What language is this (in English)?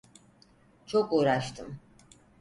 Turkish